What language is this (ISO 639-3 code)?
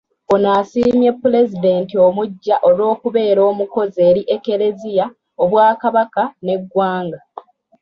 lug